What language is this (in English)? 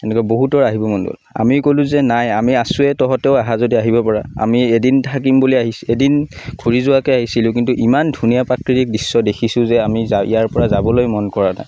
Assamese